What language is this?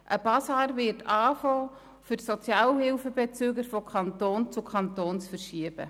Swiss German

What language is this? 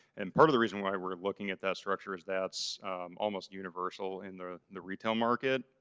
English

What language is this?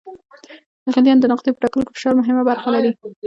Pashto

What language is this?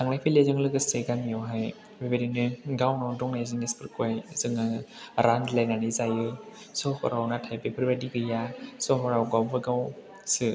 Bodo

